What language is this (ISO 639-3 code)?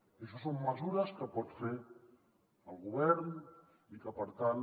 cat